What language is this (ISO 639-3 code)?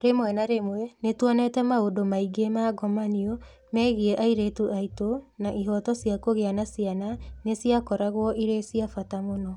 kik